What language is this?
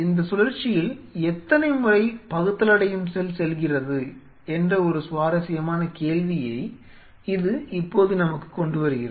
Tamil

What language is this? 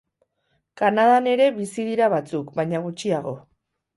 Basque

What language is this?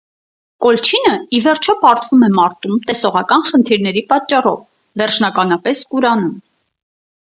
Armenian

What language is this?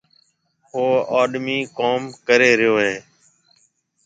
Marwari (Pakistan)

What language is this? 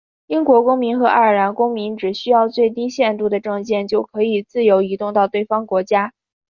Chinese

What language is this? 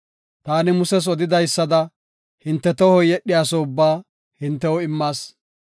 Gofa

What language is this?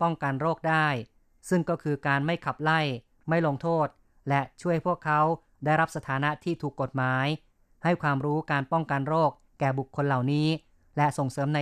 Thai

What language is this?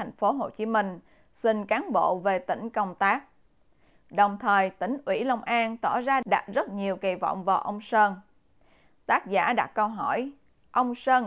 Vietnamese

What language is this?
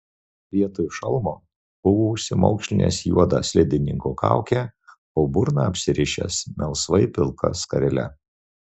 Lithuanian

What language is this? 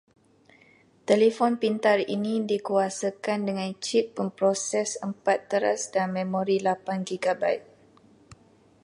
Malay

